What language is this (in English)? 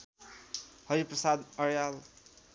Nepali